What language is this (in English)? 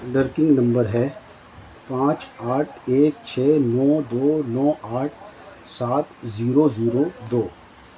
Urdu